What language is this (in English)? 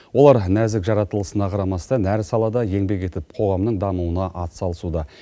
Kazakh